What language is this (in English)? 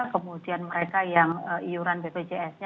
Indonesian